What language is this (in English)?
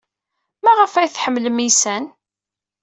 Kabyle